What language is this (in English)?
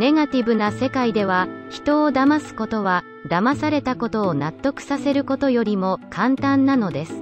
Japanese